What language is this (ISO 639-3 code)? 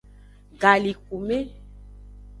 ajg